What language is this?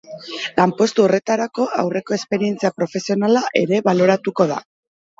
Basque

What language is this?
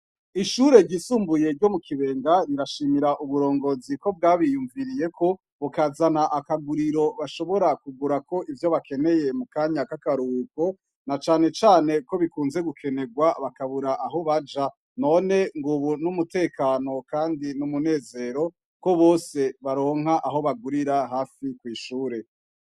Rundi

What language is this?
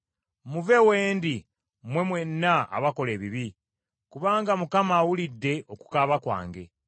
Ganda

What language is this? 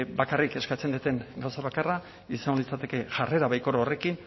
Basque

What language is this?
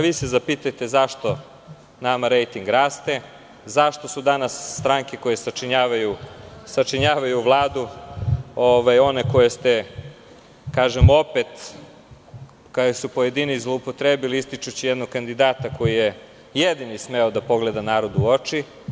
Serbian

